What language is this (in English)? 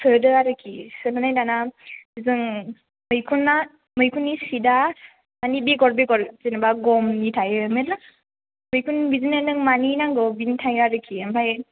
Bodo